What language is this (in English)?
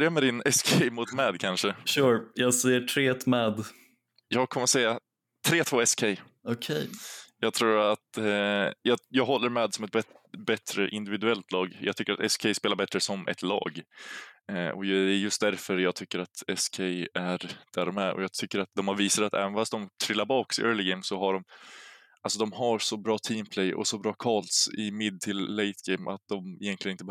Swedish